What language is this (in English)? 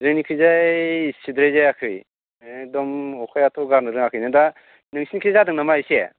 Bodo